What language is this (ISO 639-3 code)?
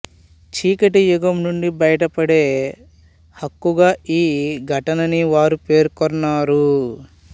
tel